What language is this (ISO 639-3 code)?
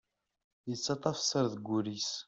kab